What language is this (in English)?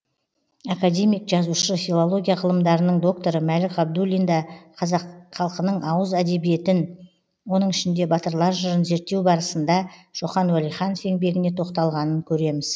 Kazakh